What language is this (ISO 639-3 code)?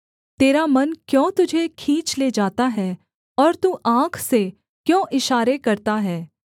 hin